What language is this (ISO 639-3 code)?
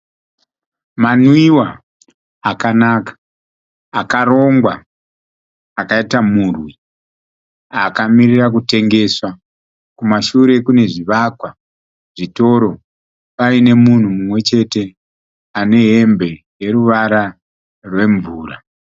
sna